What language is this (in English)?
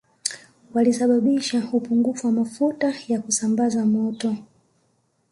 Swahili